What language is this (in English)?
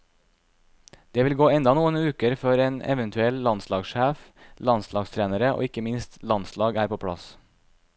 Norwegian